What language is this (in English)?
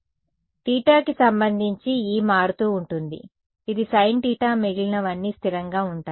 Telugu